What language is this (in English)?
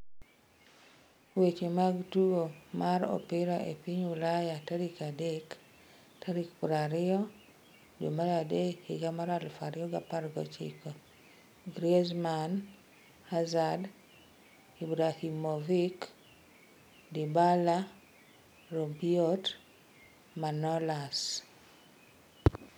Luo (Kenya and Tanzania)